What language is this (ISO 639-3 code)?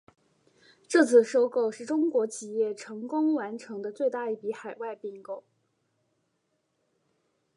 zho